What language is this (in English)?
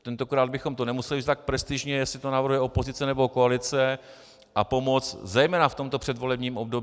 Czech